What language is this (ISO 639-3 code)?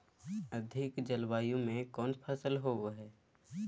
mag